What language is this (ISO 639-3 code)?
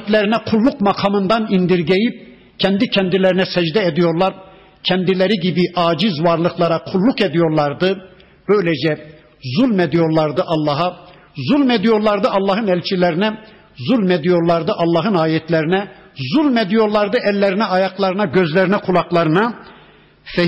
tur